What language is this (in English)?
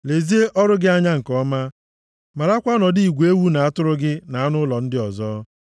Igbo